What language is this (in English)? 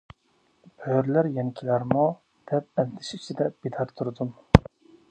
Uyghur